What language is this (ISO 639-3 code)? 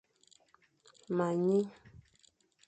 fan